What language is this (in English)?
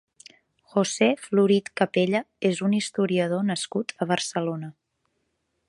Catalan